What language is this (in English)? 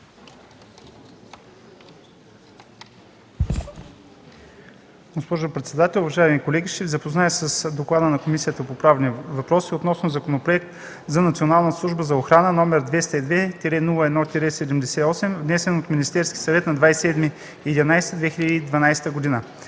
Bulgarian